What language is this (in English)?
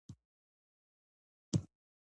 Pashto